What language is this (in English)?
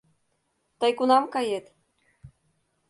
Mari